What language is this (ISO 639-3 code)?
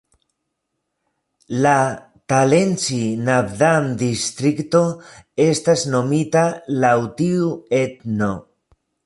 epo